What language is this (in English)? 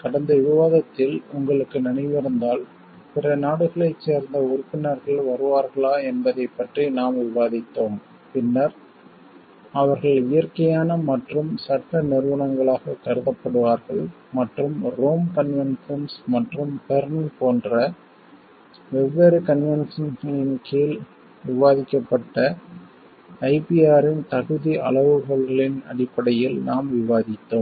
Tamil